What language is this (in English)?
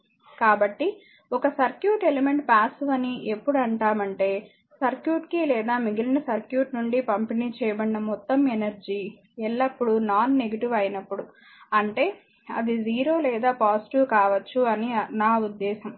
Telugu